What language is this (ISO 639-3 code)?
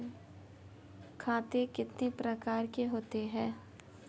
hin